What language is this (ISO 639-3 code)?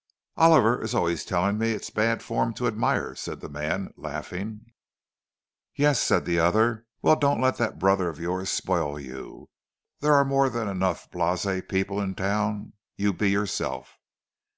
eng